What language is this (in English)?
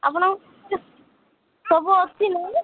Odia